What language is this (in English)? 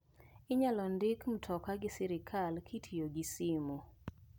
Luo (Kenya and Tanzania)